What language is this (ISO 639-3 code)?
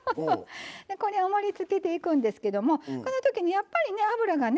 jpn